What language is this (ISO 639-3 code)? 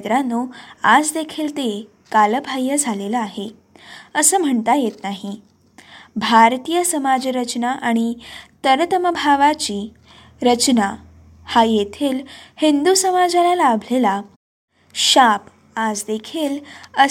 mar